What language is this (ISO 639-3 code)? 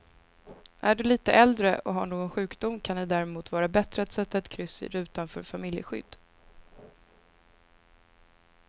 swe